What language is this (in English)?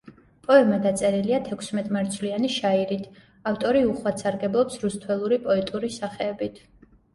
Georgian